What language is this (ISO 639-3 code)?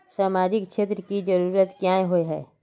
mag